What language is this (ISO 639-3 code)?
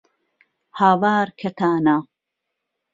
ckb